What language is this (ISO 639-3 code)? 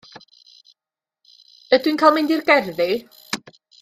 cym